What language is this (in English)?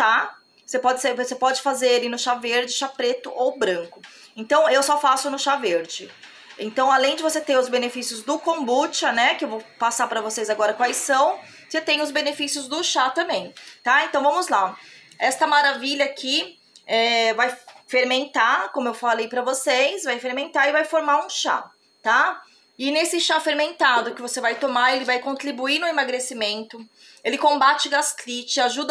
Portuguese